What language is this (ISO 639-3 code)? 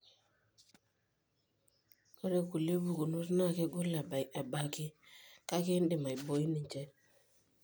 mas